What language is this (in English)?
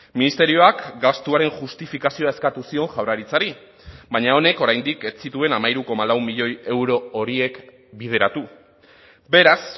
Basque